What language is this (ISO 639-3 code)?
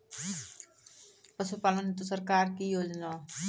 mai